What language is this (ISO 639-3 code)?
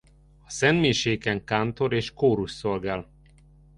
hun